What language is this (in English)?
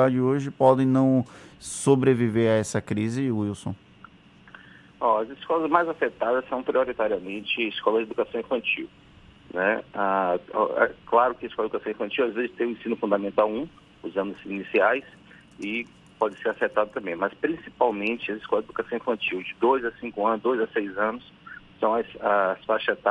Portuguese